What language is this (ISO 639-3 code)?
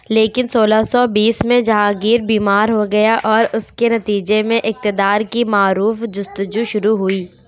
urd